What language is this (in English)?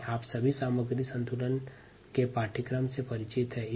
Hindi